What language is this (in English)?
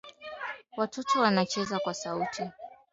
Swahili